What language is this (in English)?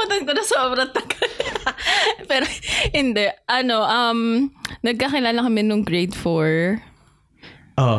Filipino